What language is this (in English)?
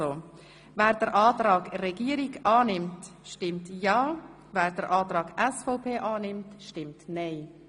Swiss German